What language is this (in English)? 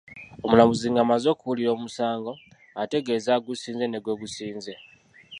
Ganda